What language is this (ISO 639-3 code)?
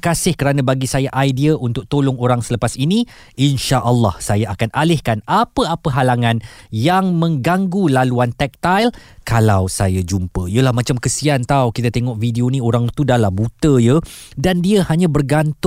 msa